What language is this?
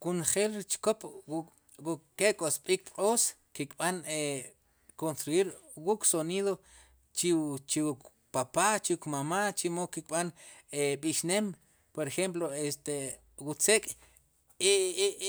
Sipacapense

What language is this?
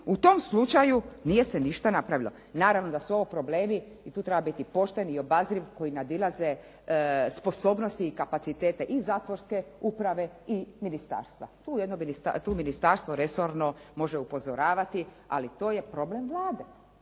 Croatian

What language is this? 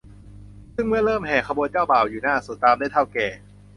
Thai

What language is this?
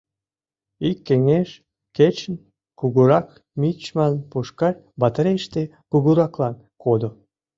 Mari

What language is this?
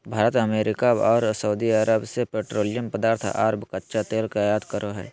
Magahi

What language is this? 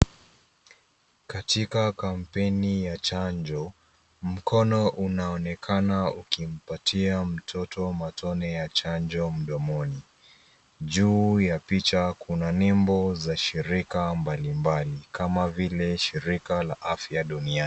Swahili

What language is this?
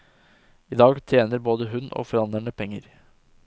Norwegian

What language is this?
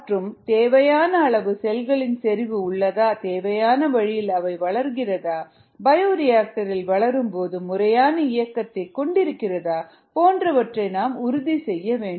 Tamil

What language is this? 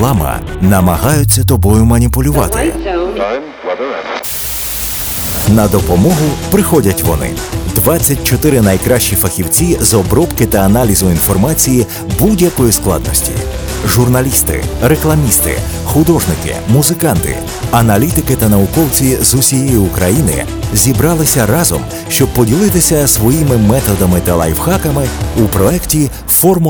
Ukrainian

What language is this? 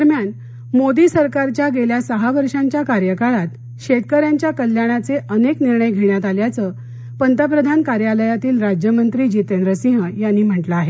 Marathi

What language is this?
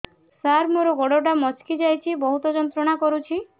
Odia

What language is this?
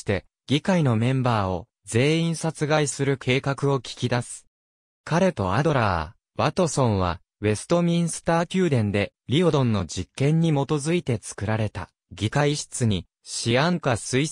Japanese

